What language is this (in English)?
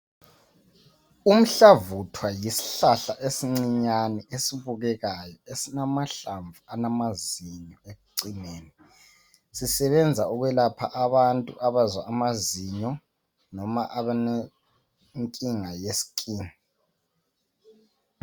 North Ndebele